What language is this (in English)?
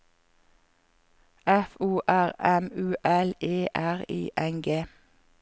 Norwegian